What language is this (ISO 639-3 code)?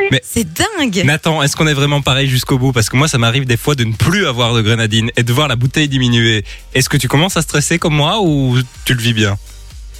fra